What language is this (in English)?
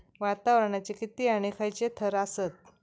Marathi